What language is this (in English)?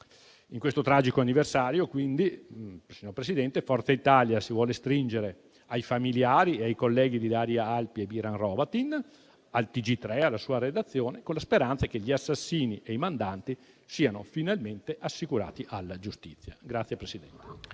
Italian